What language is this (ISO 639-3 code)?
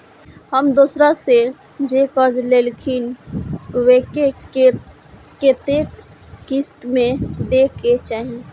mai